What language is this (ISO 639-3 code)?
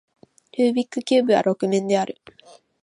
jpn